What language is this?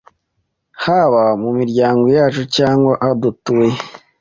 Kinyarwanda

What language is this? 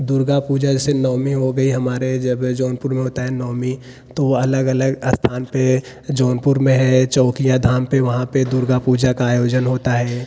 Hindi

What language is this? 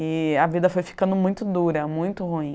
Portuguese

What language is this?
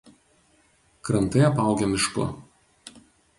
Lithuanian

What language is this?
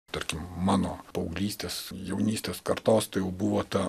Lithuanian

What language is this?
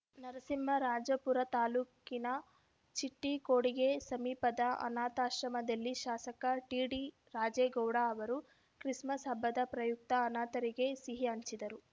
Kannada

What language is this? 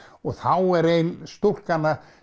Icelandic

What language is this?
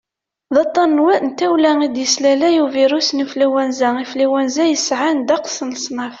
Kabyle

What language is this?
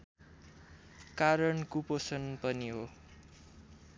Nepali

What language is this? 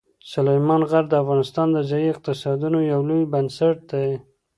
Pashto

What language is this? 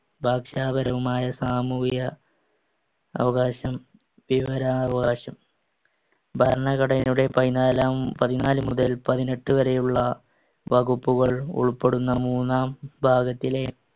Malayalam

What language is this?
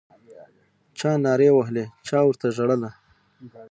Pashto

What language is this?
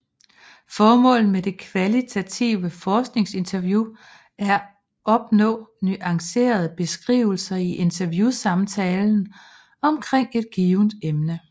Danish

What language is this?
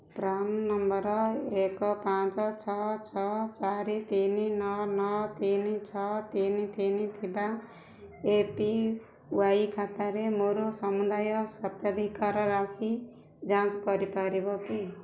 Odia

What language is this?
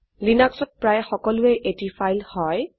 Assamese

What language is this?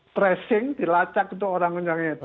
Indonesian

